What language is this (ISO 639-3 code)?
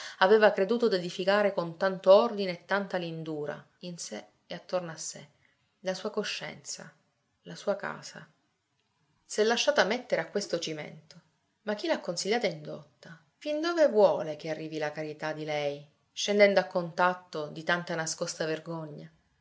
ita